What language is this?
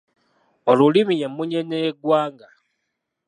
Ganda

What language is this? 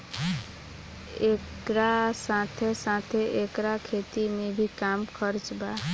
Bhojpuri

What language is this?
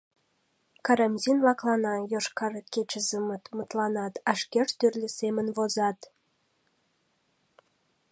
Mari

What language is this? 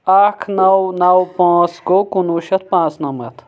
Kashmiri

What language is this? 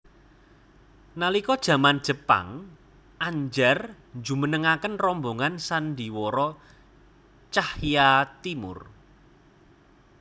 Javanese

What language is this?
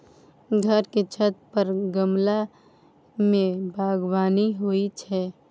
Maithili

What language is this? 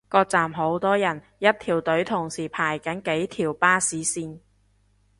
Cantonese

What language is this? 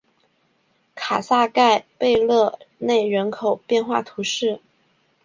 Chinese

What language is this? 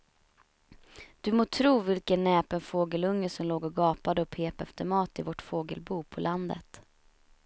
Swedish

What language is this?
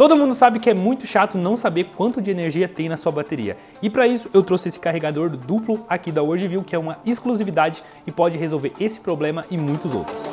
Portuguese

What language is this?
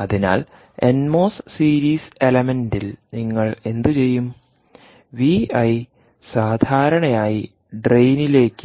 Malayalam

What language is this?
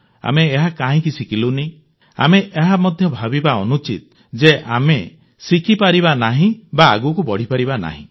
Odia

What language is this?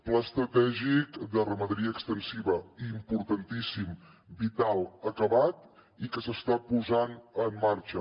Catalan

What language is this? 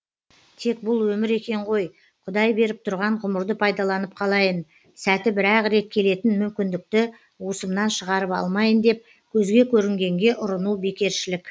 Kazakh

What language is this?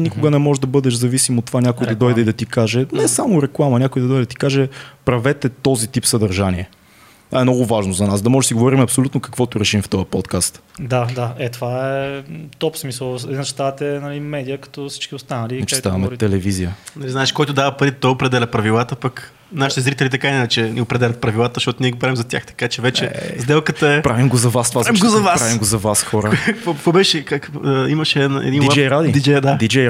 Bulgarian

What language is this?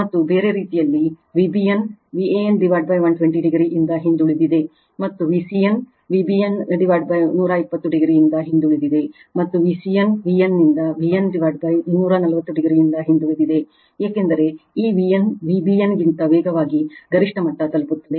Kannada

